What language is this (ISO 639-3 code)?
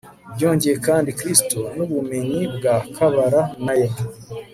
kin